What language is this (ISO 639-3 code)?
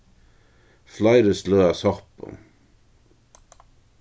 fao